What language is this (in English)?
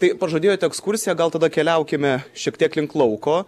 Lithuanian